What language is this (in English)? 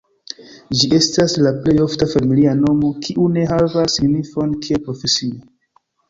Esperanto